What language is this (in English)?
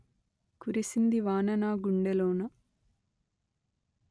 Telugu